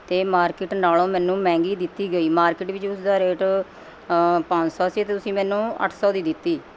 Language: Punjabi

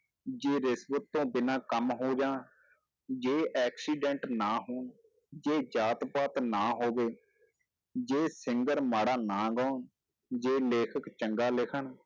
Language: Punjabi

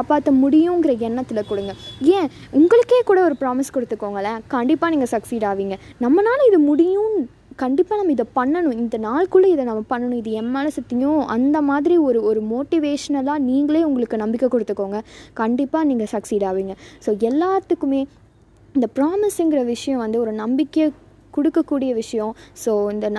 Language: Tamil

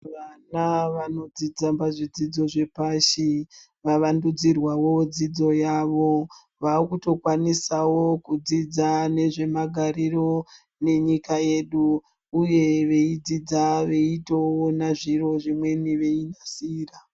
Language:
Ndau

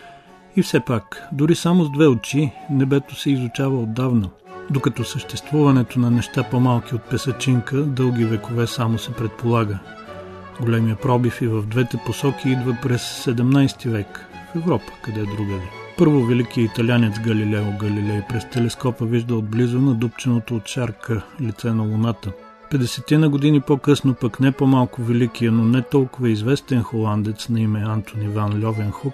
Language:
Bulgarian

